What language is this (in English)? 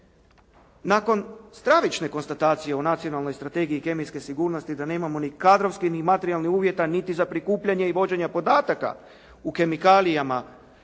Croatian